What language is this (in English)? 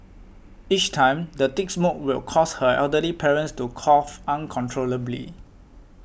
English